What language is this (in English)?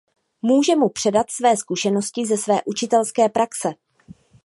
Czech